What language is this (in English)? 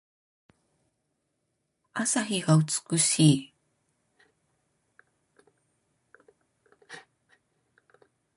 Japanese